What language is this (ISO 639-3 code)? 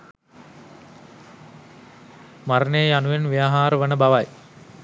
sin